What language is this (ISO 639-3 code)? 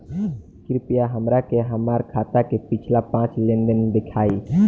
bho